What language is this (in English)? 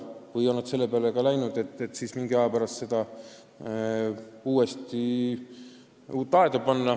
Estonian